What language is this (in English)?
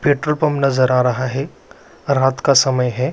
Magahi